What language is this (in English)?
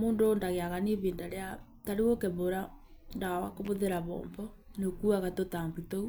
Kikuyu